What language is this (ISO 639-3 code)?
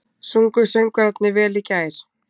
isl